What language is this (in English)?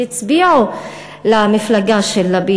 Hebrew